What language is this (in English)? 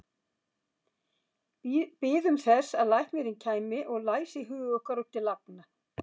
Icelandic